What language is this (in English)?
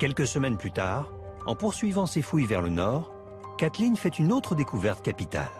French